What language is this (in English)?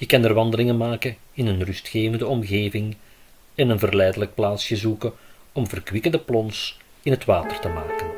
Dutch